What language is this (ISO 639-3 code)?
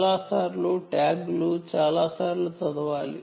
tel